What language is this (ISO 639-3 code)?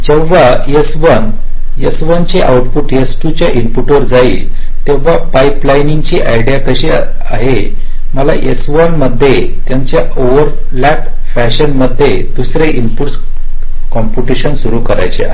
mar